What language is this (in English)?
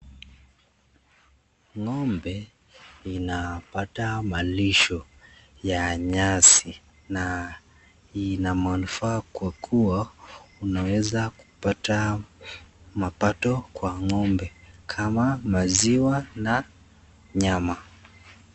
Swahili